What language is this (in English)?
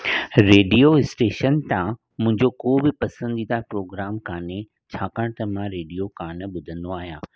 Sindhi